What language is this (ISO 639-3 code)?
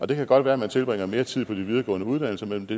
dan